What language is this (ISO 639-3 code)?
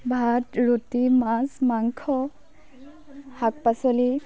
asm